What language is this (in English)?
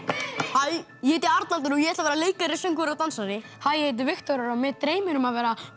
Icelandic